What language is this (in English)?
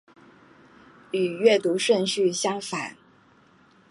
Chinese